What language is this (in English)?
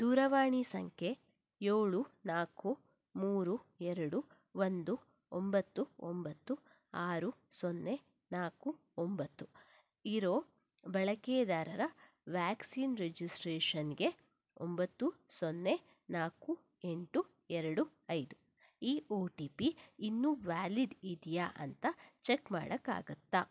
Kannada